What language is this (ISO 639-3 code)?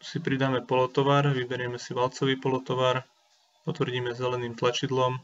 slk